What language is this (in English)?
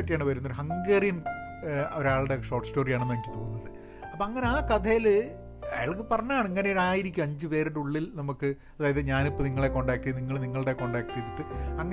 Malayalam